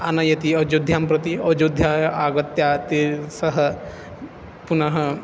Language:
Sanskrit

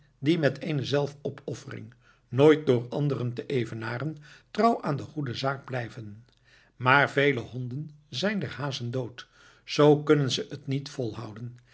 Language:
Dutch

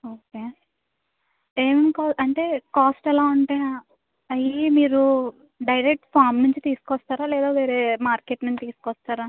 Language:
Telugu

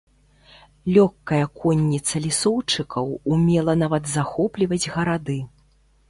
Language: Belarusian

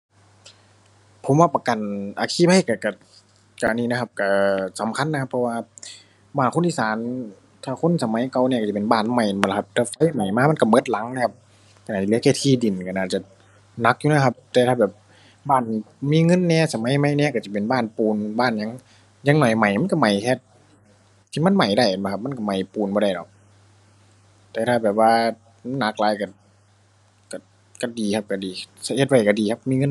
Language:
Thai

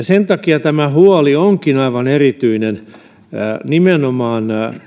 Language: Finnish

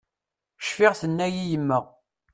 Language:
Kabyle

